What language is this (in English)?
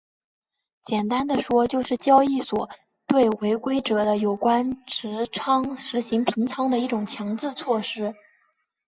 Chinese